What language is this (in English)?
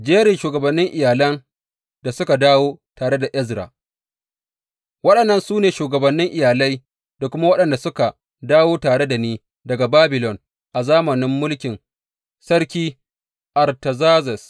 Hausa